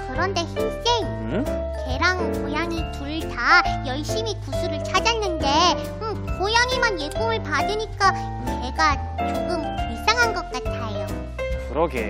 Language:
Korean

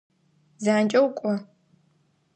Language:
Adyghe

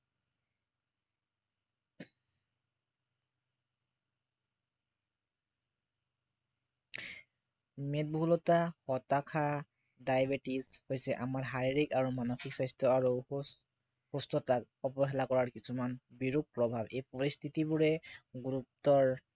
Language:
Assamese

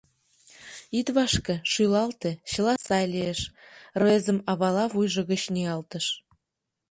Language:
Mari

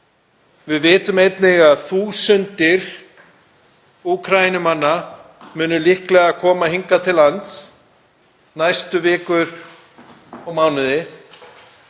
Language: Icelandic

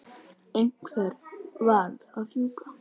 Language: Icelandic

